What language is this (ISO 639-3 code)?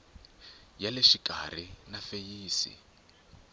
tso